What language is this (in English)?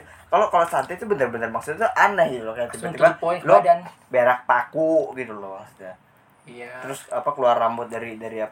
Indonesian